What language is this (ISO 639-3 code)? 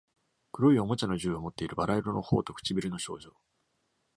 jpn